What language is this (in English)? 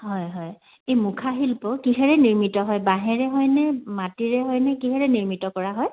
Assamese